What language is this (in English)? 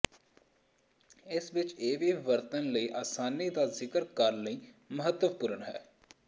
Punjabi